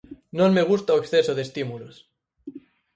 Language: Galician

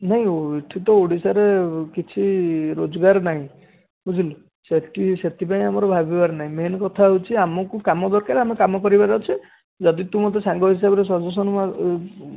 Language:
Odia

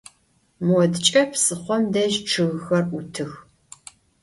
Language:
Adyghe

